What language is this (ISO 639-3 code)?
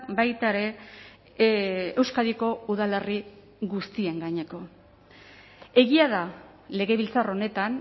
eus